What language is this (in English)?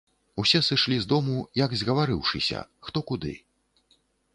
Belarusian